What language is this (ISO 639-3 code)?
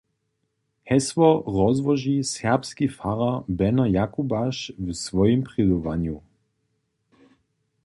hsb